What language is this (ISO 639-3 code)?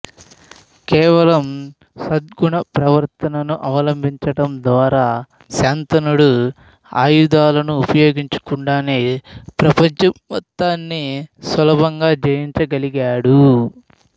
tel